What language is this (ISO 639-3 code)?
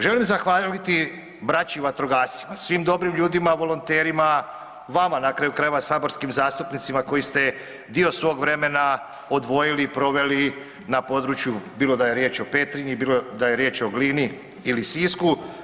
hrv